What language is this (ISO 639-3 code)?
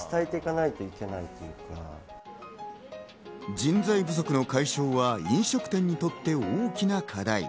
jpn